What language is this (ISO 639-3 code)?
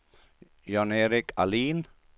swe